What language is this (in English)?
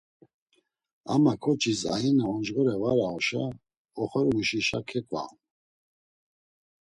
Laz